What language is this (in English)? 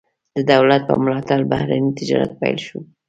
Pashto